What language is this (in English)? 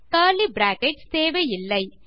Tamil